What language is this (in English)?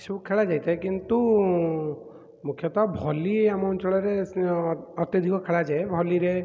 Odia